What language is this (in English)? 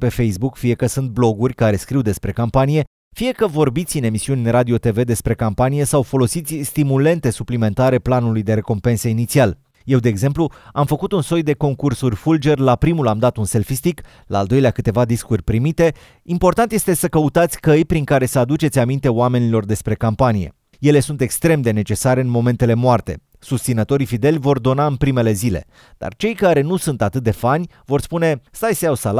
Romanian